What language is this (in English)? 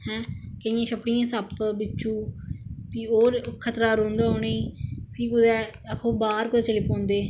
Dogri